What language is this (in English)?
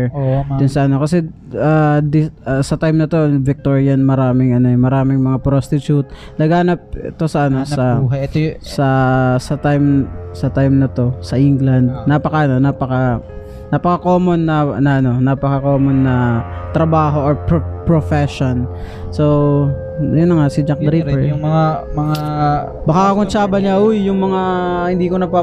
Filipino